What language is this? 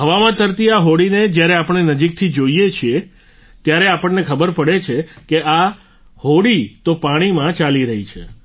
Gujarati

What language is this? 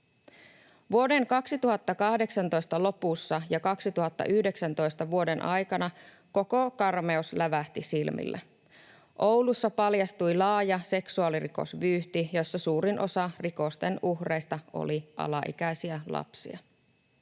Finnish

